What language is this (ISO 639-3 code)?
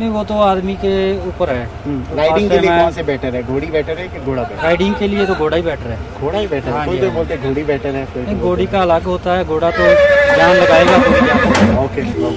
hin